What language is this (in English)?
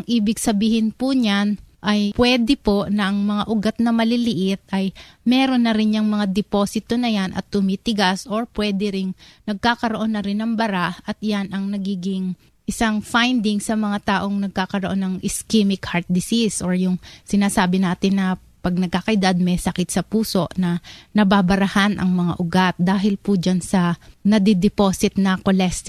Filipino